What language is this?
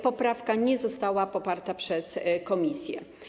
Polish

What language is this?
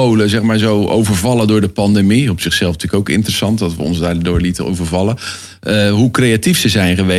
Dutch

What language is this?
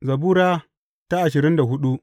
Hausa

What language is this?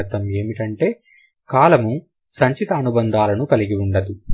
Telugu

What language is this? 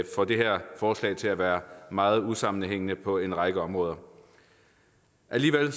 Danish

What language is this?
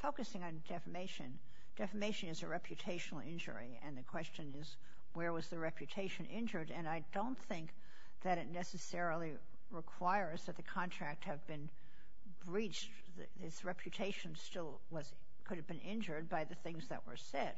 English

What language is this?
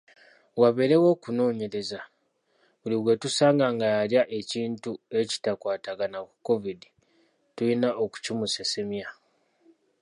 Ganda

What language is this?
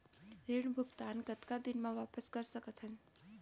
Chhattisgarhi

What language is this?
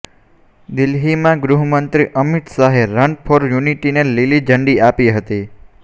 Gujarati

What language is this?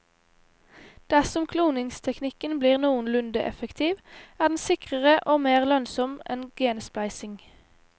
Norwegian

